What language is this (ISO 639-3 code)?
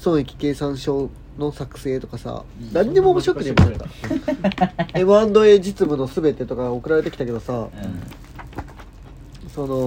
jpn